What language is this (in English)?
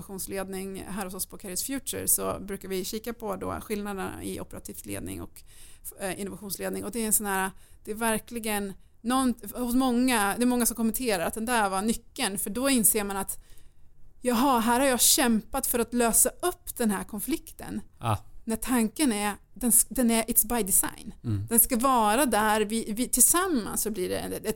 Swedish